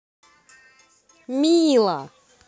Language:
Russian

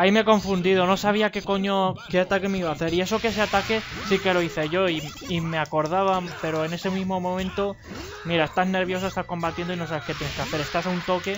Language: Spanish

